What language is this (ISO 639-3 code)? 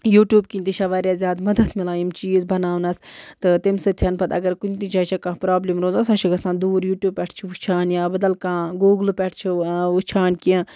kas